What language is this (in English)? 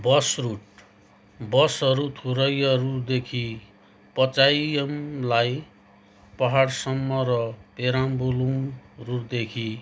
Nepali